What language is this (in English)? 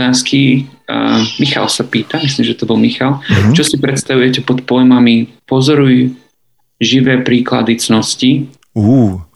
Slovak